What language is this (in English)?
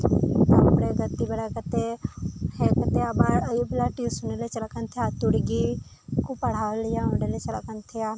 Santali